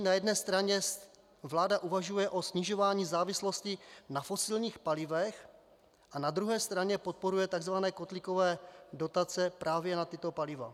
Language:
Czech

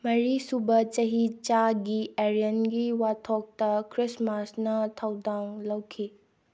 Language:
Manipuri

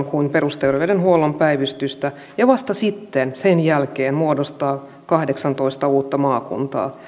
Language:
Finnish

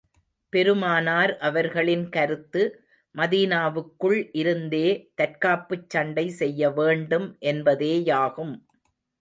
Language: Tamil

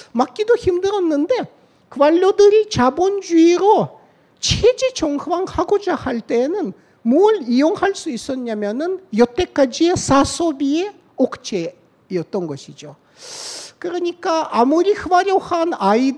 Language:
Korean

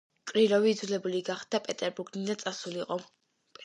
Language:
Georgian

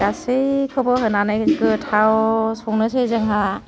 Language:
Bodo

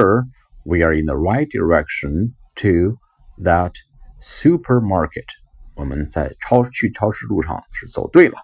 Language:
Chinese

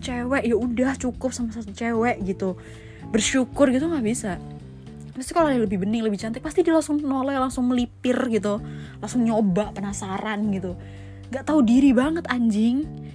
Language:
Indonesian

